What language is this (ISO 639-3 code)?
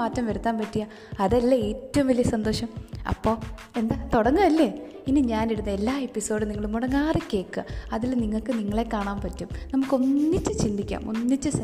mal